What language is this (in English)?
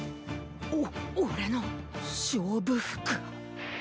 Japanese